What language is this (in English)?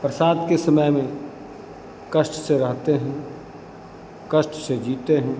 Hindi